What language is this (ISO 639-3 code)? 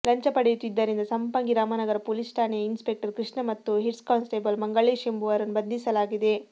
kan